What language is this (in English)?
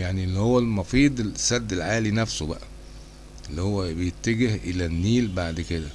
Arabic